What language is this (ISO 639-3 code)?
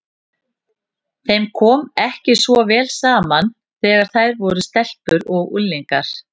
isl